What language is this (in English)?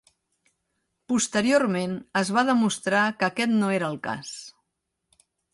Catalan